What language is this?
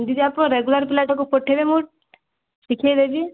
Odia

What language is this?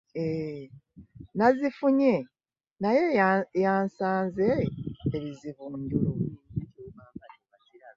Ganda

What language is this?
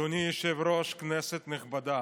Hebrew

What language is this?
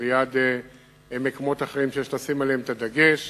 Hebrew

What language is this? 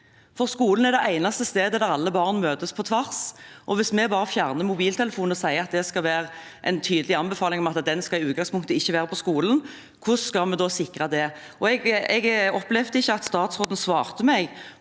Norwegian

